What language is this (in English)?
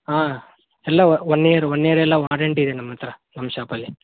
Kannada